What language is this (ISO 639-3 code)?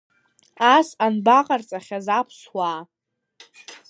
abk